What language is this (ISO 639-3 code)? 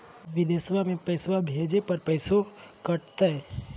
mag